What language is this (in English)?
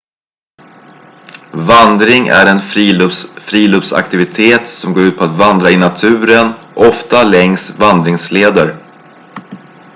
Swedish